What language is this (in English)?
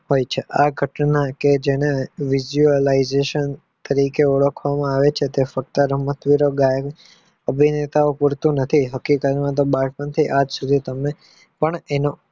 Gujarati